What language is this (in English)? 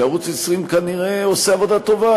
Hebrew